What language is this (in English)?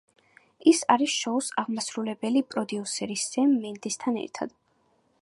Georgian